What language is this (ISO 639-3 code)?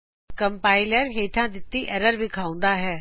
pan